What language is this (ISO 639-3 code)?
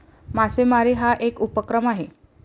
mar